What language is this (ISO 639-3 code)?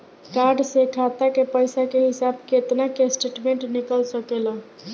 bho